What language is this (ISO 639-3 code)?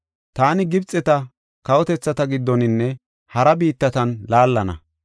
gof